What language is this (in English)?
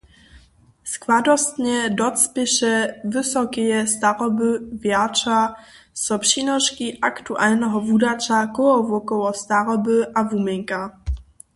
Upper Sorbian